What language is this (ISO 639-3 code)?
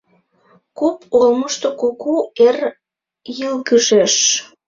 chm